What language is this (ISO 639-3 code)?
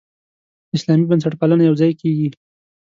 pus